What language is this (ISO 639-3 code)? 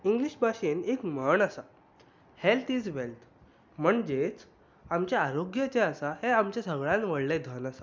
kok